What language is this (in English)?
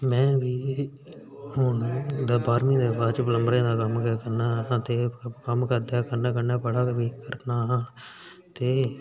Dogri